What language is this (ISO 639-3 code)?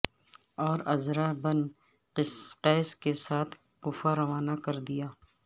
urd